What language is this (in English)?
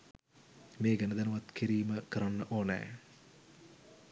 Sinhala